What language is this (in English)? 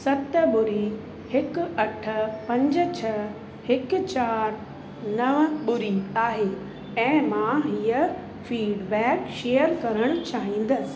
Sindhi